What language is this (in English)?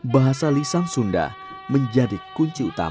Indonesian